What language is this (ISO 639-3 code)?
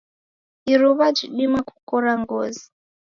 dav